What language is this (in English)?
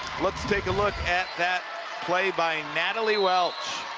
English